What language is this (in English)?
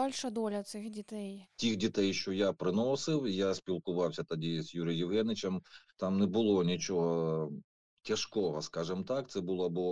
Ukrainian